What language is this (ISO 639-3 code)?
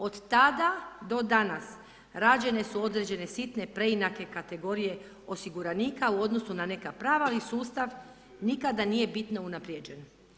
hrv